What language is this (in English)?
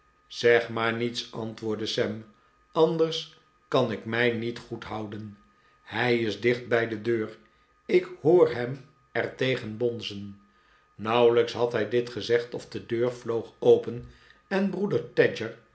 Dutch